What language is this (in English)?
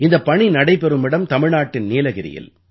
Tamil